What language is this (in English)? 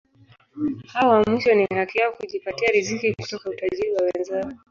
Swahili